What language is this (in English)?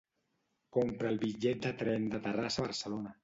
Catalan